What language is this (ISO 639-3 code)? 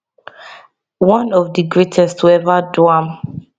pcm